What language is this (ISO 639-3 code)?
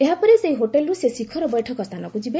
ori